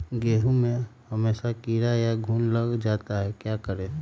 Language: Magahi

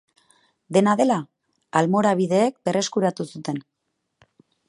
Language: Basque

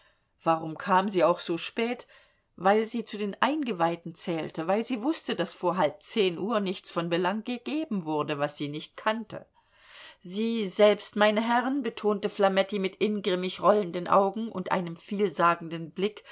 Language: German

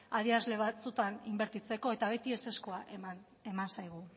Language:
Basque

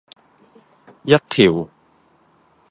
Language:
Cantonese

